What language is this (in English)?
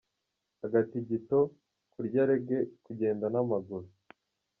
Kinyarwanda